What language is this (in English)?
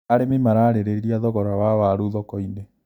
Kikuyu